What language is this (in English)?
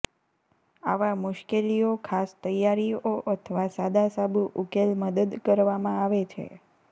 Gujarati